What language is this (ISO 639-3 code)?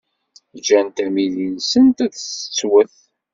kab